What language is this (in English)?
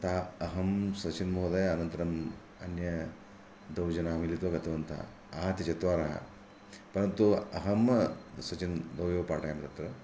Sanskrit